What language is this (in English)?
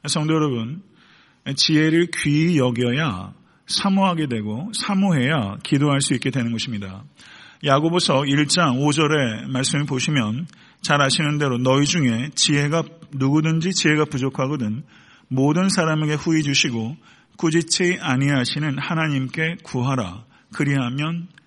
Korean